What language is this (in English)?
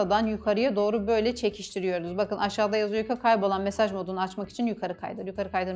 Turkish